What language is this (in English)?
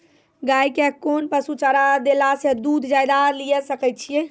Maithili